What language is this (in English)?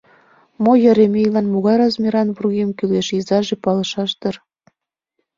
Mari